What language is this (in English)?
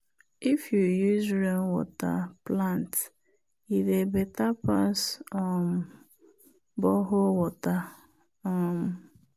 Nigerian Pidgin